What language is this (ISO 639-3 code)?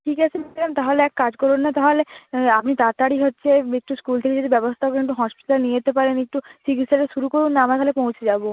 ben